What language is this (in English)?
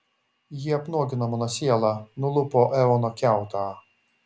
Lithuanian